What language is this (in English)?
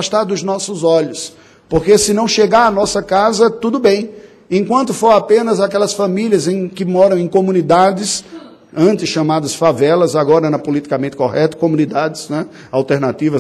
Portuguese